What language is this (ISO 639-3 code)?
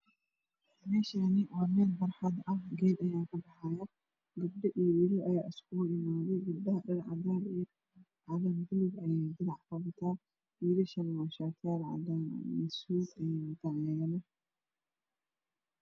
som